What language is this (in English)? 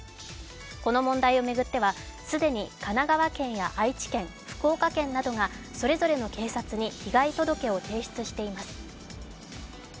Japanese